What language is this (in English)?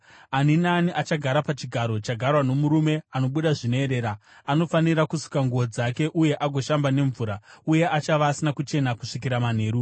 Shona